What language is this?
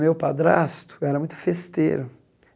Portuguese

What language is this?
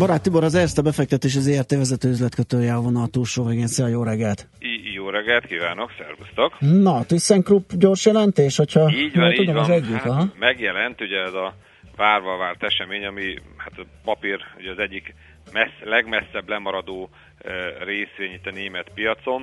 Hungarian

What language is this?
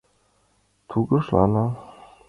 Mari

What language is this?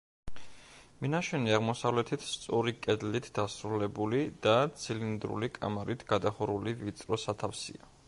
Georgian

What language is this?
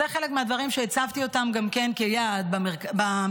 Hebrew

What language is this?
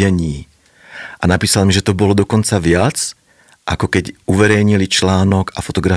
Slovak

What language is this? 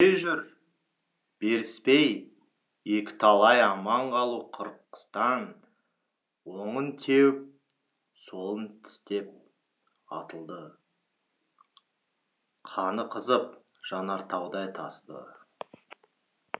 Kazakh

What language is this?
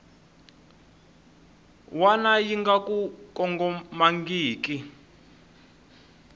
Tsonga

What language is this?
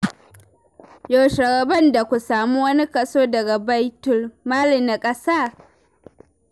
Hausa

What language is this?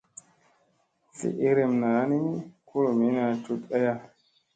Musey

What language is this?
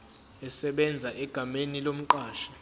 Zulu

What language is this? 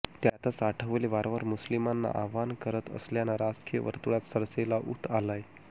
Marathi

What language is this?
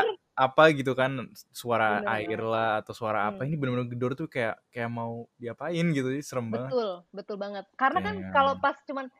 Indonesian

